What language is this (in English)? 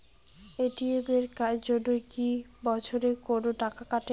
Bangla